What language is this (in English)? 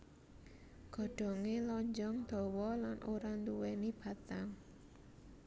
Javanese